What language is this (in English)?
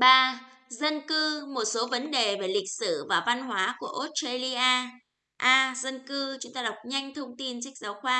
Vietnamese